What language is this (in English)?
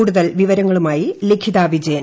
Malayalam